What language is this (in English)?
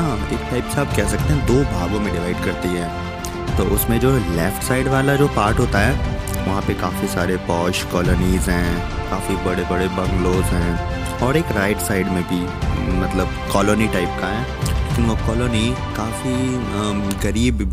Hindi